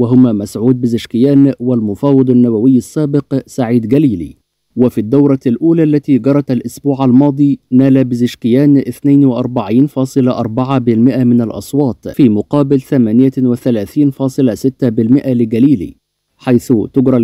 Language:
Arabic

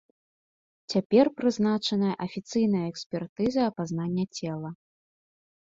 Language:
Belarusian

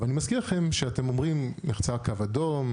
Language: Hebrew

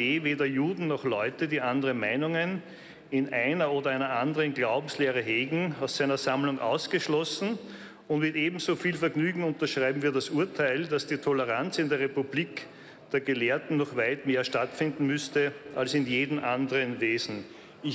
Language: German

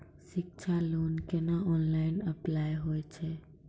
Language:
Maithili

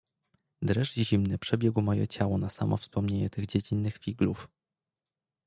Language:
Polish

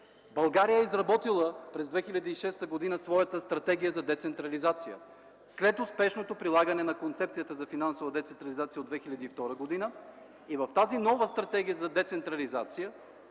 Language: Bulgarian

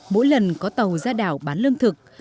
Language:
Vietnamese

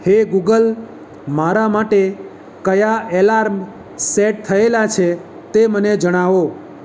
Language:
Gujarati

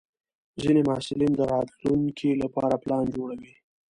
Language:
Pashto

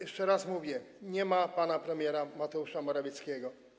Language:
Polish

